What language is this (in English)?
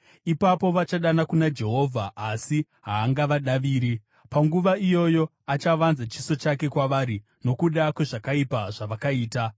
Shona